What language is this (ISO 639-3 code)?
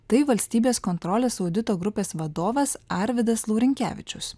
lit